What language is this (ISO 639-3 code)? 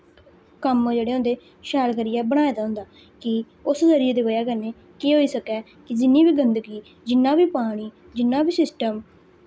doi